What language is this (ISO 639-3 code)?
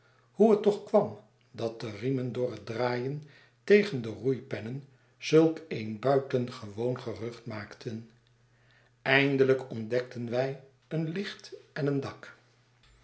nld